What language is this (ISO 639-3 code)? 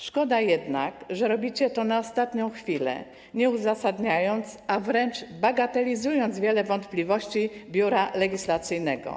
pol